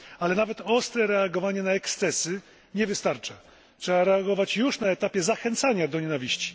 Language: Polish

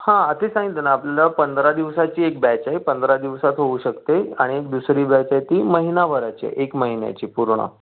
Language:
Marathi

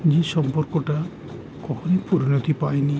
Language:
Bangla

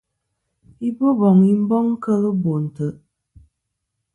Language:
Kom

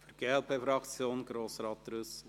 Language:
Swiss German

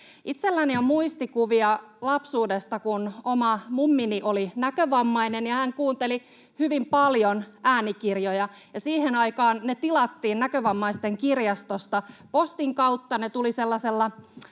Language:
Finnish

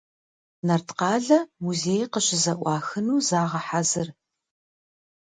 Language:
Kabardian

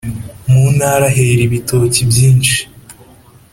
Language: Kinyarwanda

